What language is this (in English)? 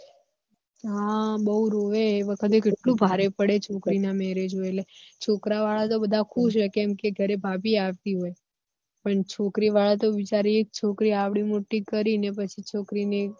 Gujarati